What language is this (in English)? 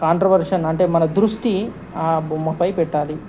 Telugu